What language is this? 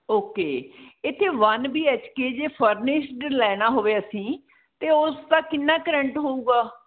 Punjabi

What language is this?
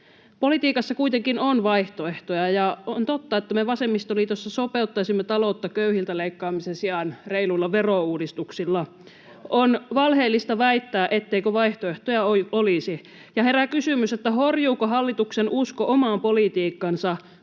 Finnish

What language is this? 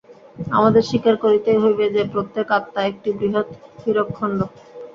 Bangla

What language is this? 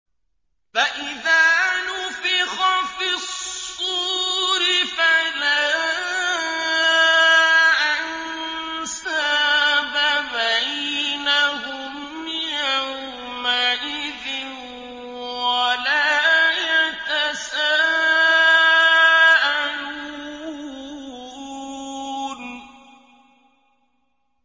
Arabic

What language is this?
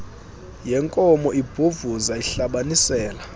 Xhosa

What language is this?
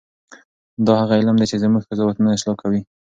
Pashto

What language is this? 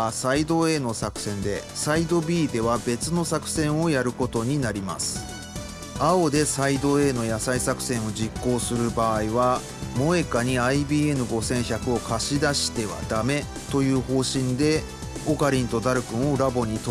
Japanese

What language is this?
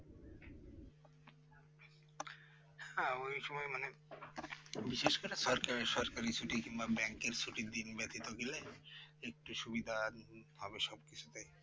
Bangla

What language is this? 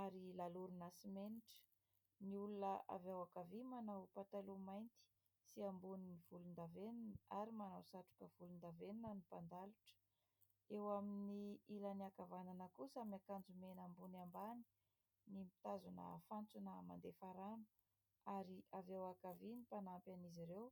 Malagasy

